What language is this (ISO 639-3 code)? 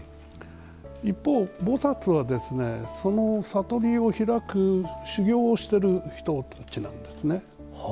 jpn